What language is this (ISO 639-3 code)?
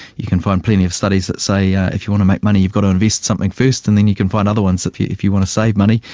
eng